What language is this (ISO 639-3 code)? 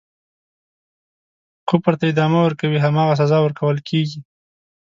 pus